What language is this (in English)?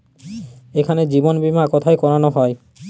Bangla